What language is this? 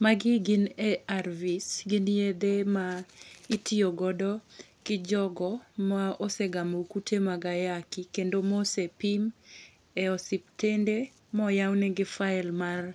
Luo (Kenya and Tanzania)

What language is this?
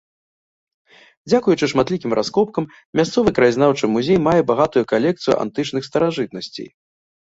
Belarusian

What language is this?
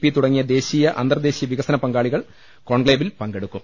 Malayalam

